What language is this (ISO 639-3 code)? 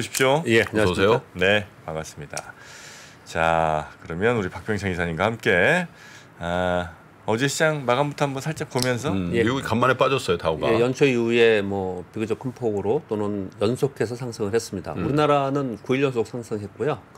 kor